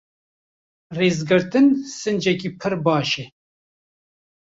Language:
Kurdish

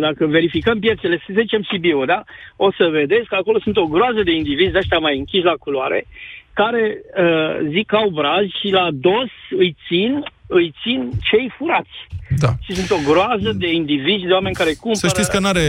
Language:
Romanian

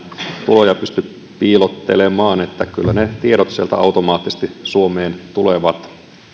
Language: Finnish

